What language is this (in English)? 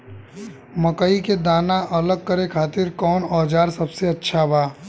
Bhojpuri